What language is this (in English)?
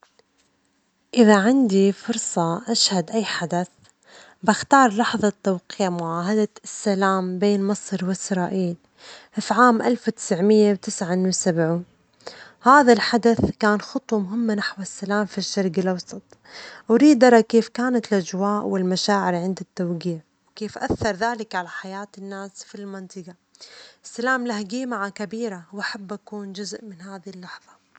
Omani Arabic